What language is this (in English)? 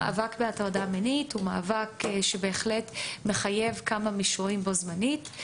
Hebrew